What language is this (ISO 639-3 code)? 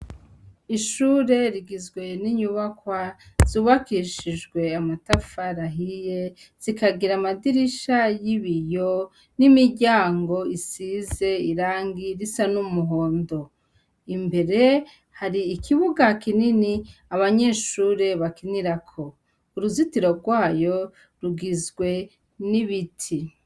run